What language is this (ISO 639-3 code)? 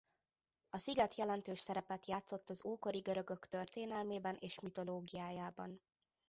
hun